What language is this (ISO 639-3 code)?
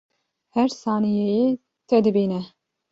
kur